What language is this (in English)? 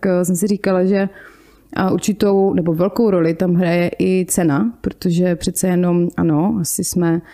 Czech